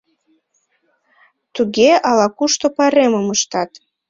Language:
Mari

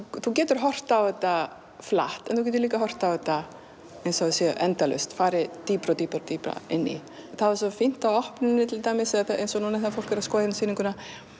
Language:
Icelandic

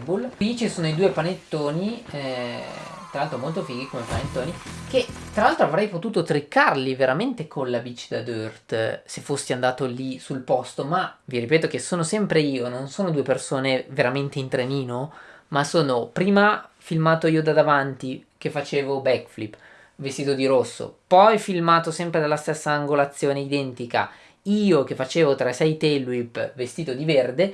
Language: Italian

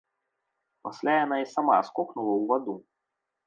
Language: Belarusian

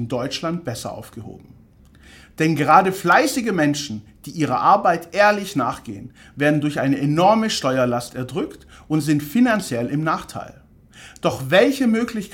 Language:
German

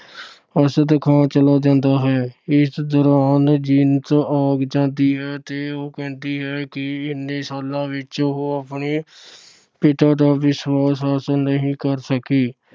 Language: Punjabi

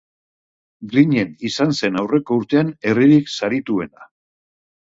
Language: Basque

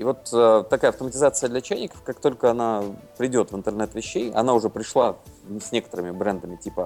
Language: Russian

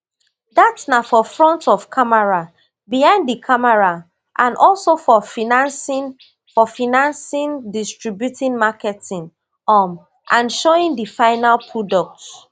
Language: Nigerian Pidgin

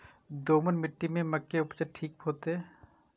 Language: Maithili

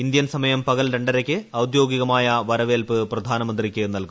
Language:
Malayalam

